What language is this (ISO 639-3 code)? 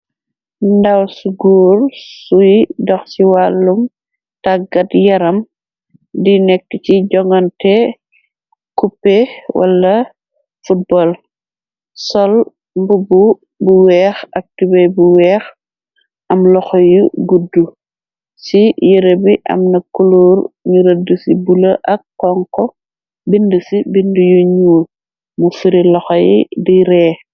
wol